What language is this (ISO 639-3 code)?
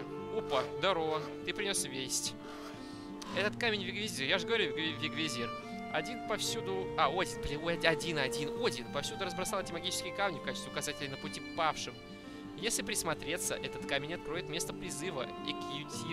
rus